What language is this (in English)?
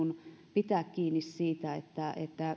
Finnish